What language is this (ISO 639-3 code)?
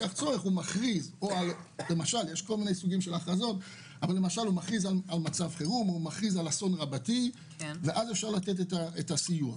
heb